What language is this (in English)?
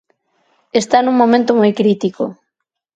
Galician